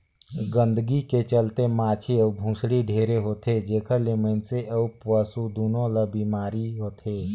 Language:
Chhattisgarhi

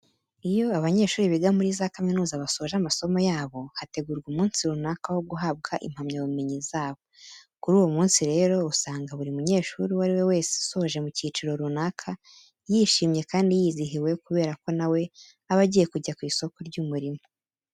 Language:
Kinyarwanda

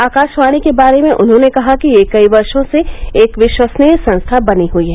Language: Hindi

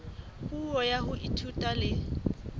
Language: Southern Sotho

